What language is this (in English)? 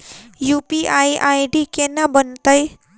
Maithili